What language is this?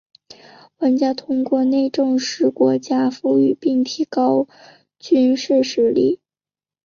Chinese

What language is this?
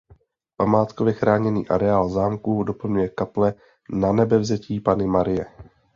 Czech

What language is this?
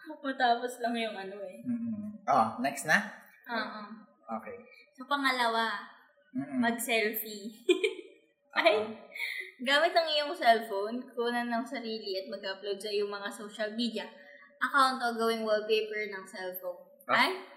Filipino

